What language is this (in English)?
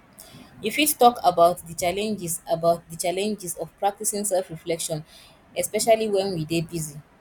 Nigerian Pidgin